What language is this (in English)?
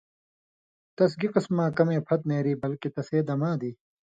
Indus Kohistani